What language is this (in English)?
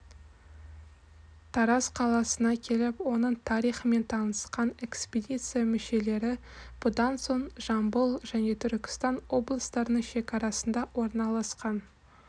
Kazakh